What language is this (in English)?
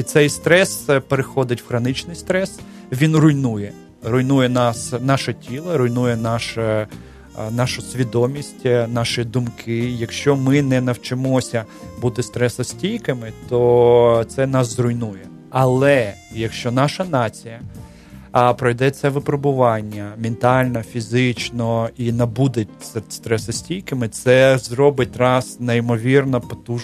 Ukrainian